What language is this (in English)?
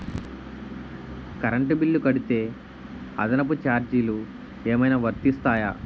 Telugu